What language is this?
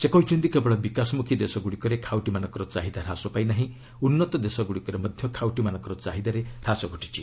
Odia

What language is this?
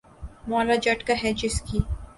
Urdu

